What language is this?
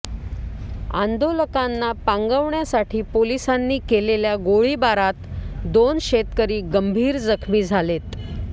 Marathi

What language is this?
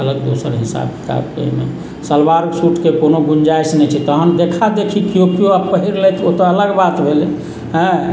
Maithili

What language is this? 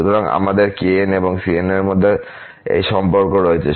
Bangla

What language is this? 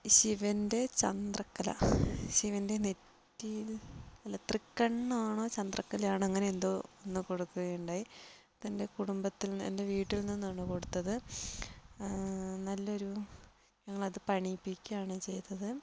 Malayalam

